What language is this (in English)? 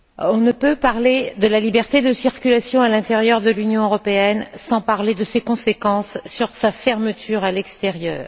French